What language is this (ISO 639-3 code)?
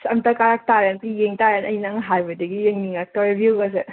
mni